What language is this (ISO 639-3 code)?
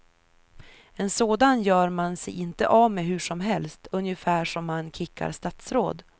swe